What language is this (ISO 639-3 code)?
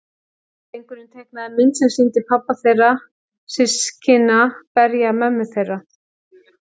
isl